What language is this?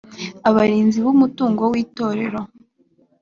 Kinyarwanda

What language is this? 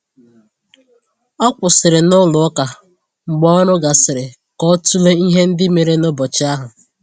Igbo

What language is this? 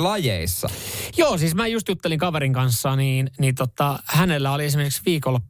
Finnish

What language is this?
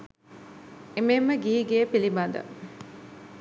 Sinhala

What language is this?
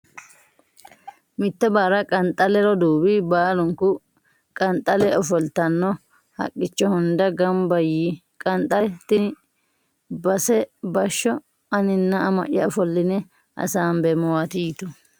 Sidamo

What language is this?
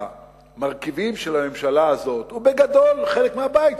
Hebrew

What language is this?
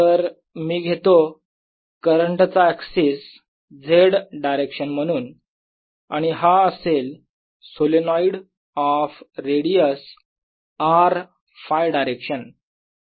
Marathi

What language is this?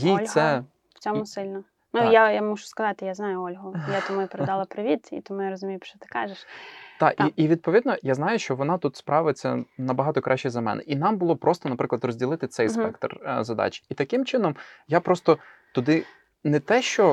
Ukrainian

